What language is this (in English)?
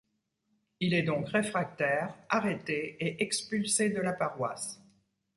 French